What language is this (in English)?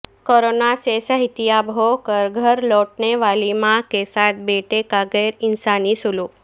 Urdu